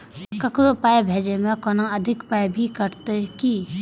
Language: Maithili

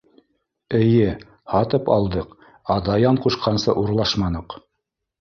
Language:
Bashkir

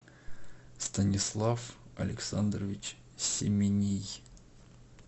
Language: Russian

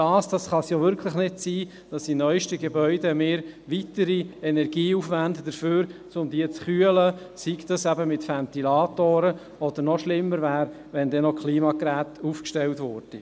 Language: Swiss German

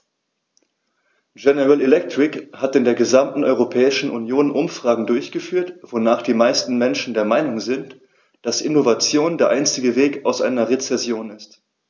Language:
German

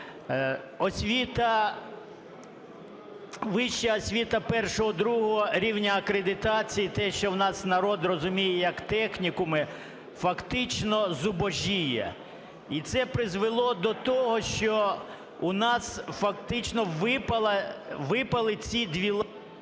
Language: Ukrainian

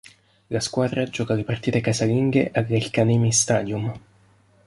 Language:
Italian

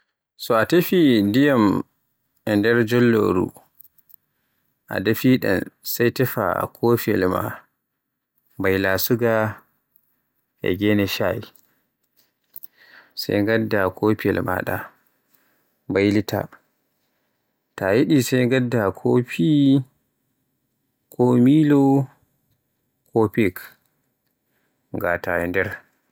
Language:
Borgu Fulfulde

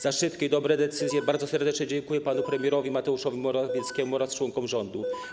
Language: Polish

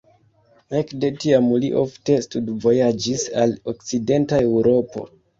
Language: Esperanto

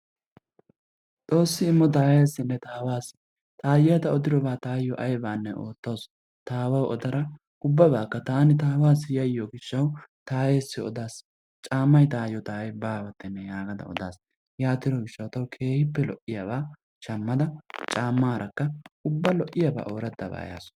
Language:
Wolaytta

